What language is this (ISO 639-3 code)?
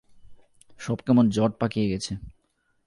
ben